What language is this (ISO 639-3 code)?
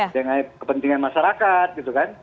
ind